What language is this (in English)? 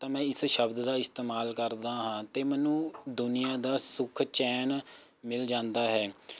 Punjabi